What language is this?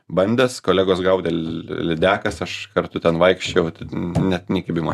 Lithuanian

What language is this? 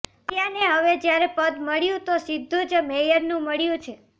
Gujarati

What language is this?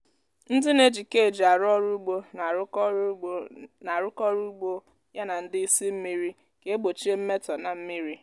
Igbo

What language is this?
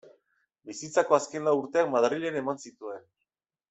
Basque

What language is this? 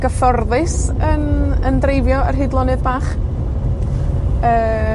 Welsh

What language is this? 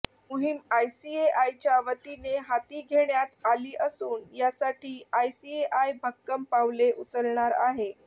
Marathi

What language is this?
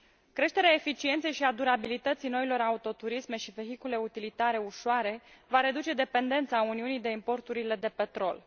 Romanian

